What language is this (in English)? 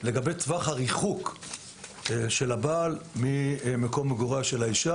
Hebrew